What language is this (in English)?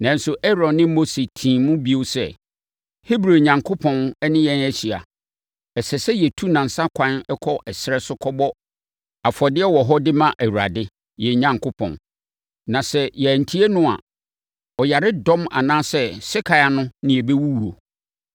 Akan